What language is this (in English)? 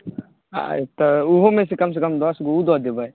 Maithili